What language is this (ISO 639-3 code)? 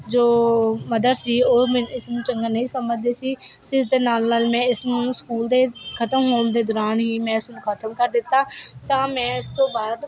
pan